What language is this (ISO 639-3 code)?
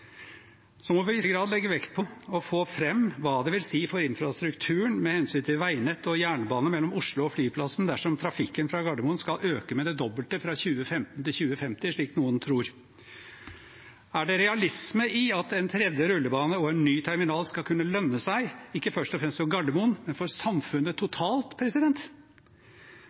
nob